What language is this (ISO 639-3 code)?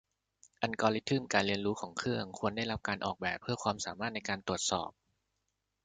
tha